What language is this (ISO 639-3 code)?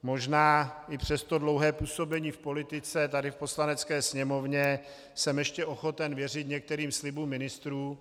ces